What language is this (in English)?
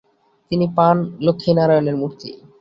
Bangla